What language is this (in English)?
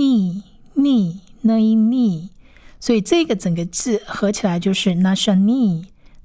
Chinese